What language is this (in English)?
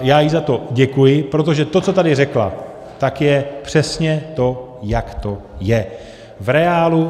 Czech